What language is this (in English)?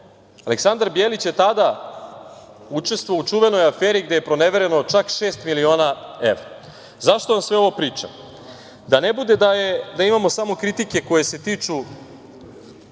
Serbian